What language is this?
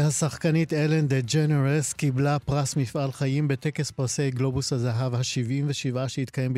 Hebrew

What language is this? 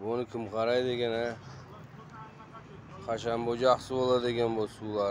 Turkish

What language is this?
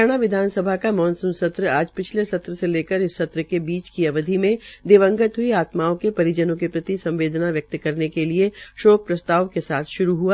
Hindi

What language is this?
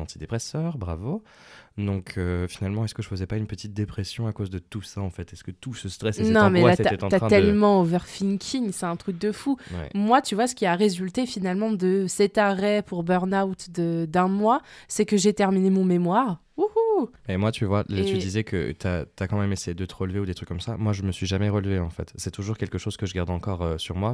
French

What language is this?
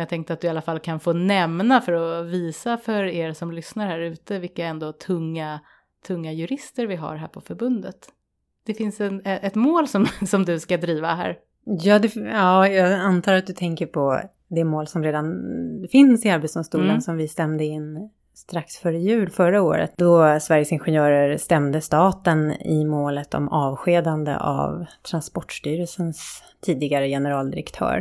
Swedish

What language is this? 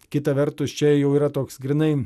Lithuanian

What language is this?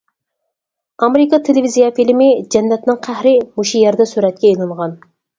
Uyghur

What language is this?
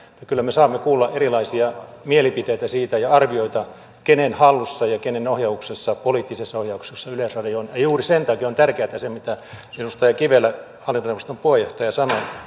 Finnish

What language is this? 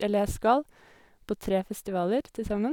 Norwegian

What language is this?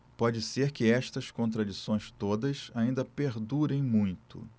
Portuguese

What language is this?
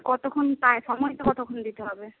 Bangla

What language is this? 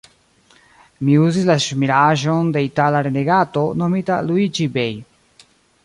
Esperanto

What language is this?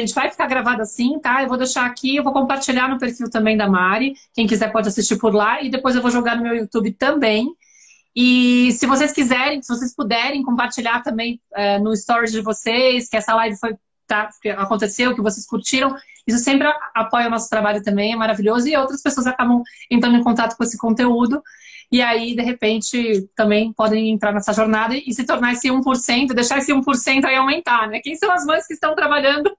Portuguese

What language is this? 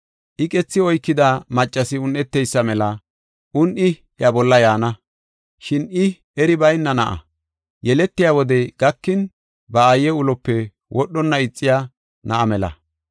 Gofa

